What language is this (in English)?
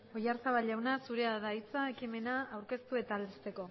Basque